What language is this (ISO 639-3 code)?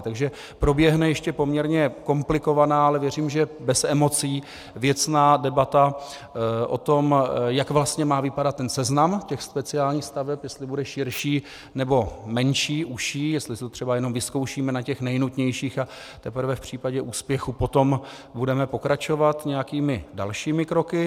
ces